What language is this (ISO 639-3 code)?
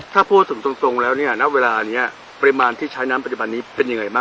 tha